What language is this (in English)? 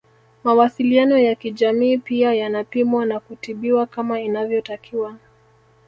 Swahili